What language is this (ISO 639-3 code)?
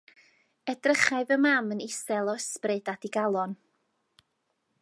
cym